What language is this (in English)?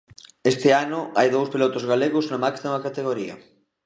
Galician